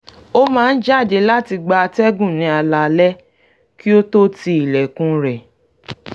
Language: Yoruba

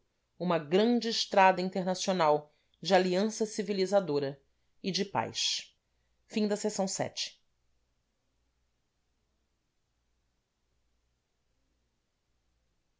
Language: Portuguese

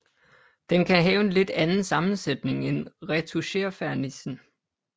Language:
Danish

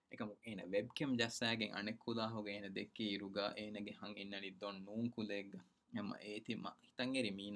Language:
Urdu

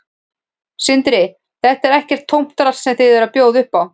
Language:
Icelandic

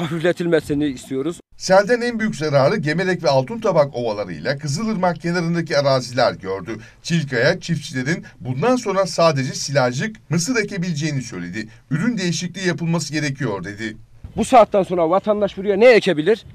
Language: Turkish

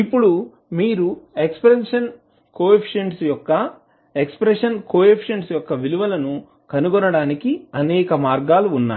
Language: Telugu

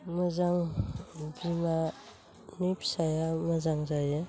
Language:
Bodo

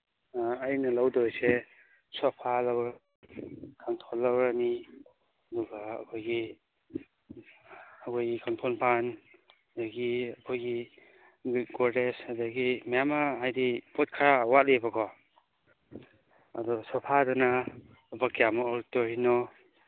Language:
Manipuri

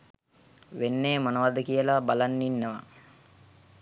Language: Sinhala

